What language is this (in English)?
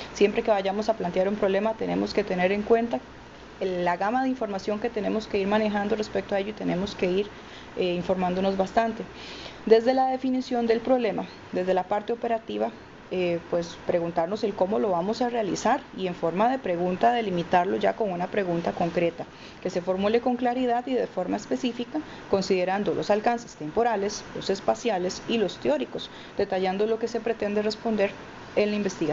Spanish